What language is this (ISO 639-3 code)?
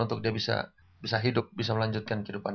ind